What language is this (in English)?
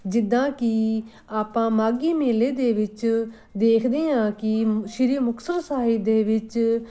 Punjabi